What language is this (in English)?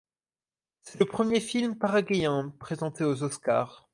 French